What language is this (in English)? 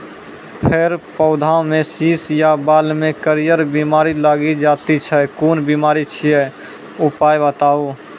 Maithili